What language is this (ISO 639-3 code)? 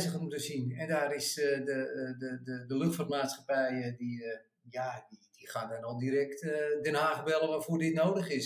nld